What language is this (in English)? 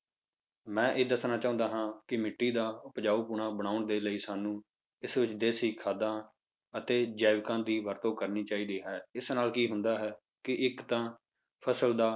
Punjabi